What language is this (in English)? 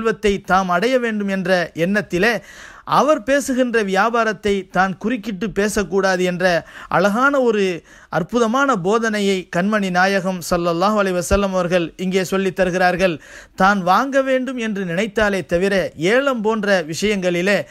Indonesian